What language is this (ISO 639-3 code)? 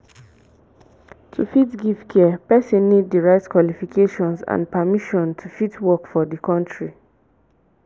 pcm